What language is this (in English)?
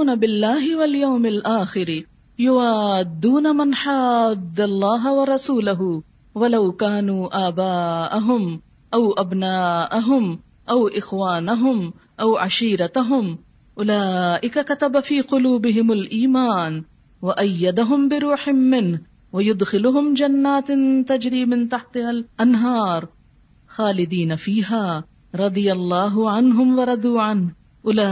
Urdu